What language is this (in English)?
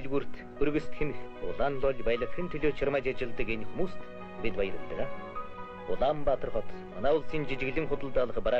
Romanian